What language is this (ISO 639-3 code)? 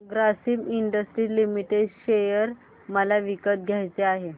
mar